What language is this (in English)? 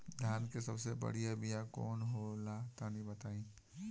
Bhojpuri